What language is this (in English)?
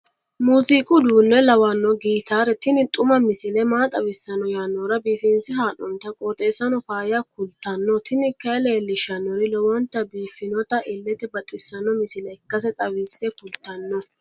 Sidamo